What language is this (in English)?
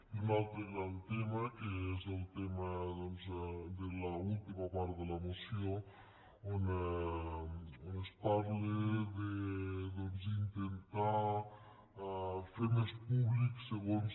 Catalan